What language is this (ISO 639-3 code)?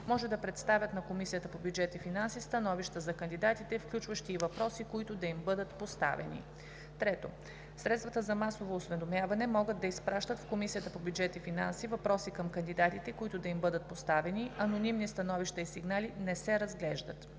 bul